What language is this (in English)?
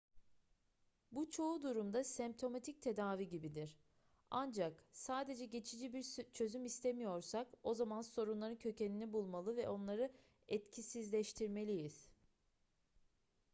Turkish